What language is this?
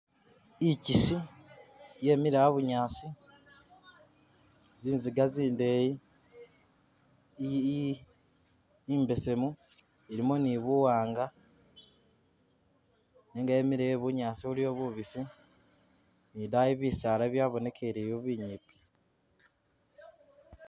Masaaba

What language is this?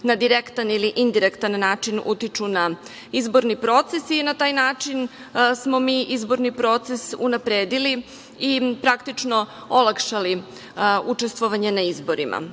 Serbian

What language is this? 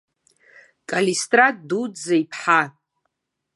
Abkhazian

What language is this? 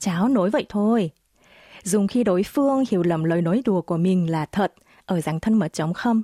Vietnamese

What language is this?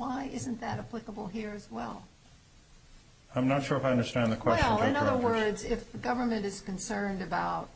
English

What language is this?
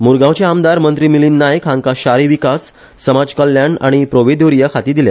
Konkani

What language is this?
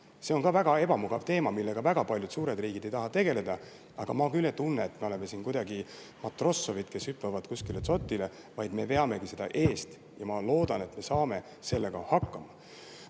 Estonian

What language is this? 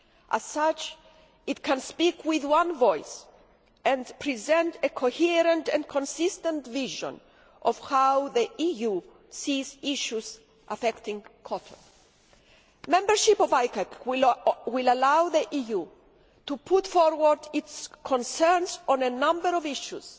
English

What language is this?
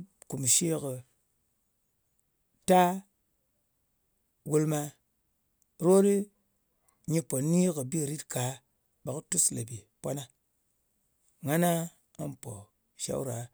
Ngas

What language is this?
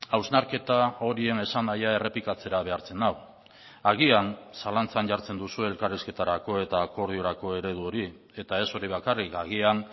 Basque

